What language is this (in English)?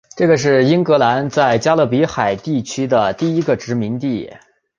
Chinese